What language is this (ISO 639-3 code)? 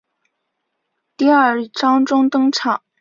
zho